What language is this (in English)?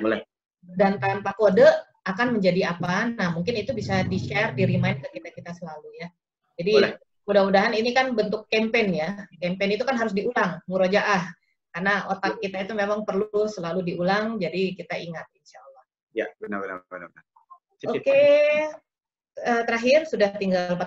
Indonesian